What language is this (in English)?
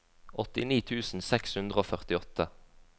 Norwegian